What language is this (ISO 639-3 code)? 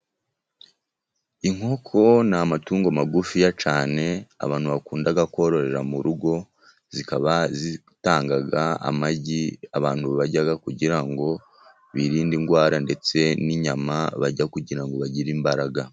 kin